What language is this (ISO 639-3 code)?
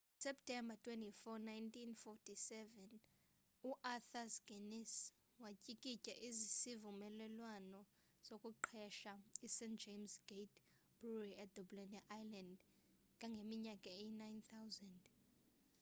xho